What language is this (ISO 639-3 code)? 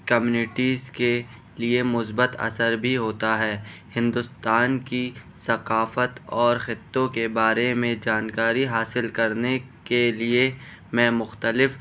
urd